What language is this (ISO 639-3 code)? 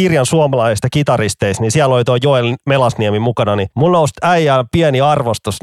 fin